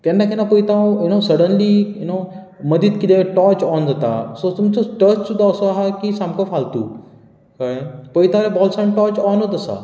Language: Konkani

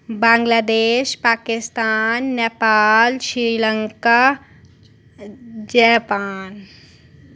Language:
Dogri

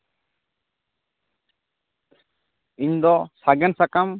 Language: Santali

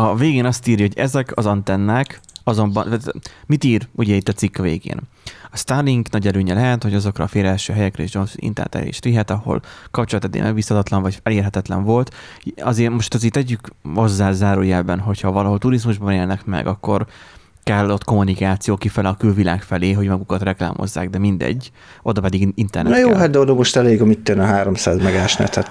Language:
Hungarian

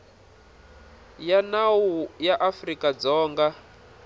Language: Tsonga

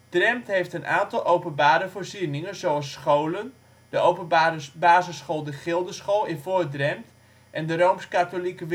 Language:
Dutch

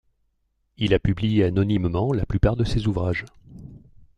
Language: French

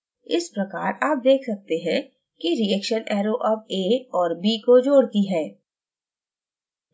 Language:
Hindi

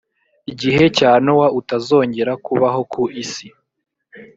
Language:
Kinyarwanda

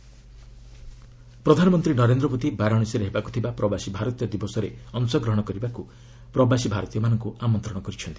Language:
Odia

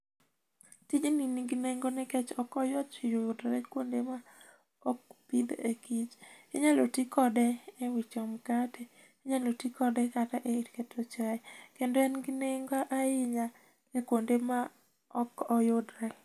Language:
Luo (Kenya and Tanzania)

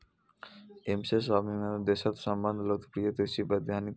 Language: Maithili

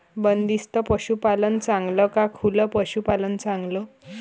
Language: Marathi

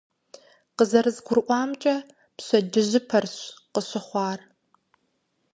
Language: Kabardian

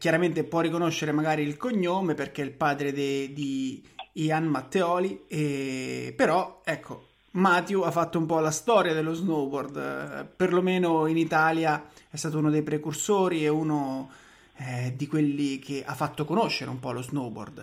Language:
Italian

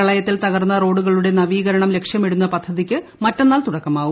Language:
Malayalam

